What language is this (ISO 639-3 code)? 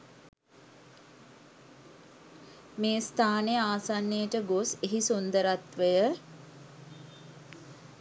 sin